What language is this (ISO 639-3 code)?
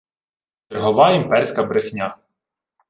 ukr